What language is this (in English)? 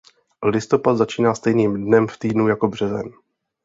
Czech